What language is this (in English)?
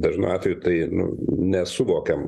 Lithuanian